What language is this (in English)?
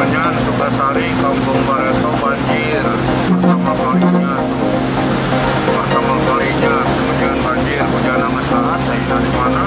Indonesian